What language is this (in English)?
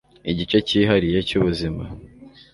Kinyarwanda